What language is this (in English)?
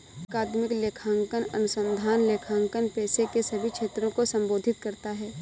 Hindi